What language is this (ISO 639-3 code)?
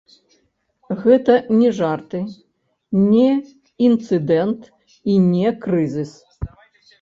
bel